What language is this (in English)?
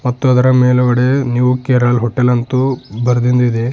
Kannada